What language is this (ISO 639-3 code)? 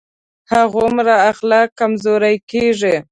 pus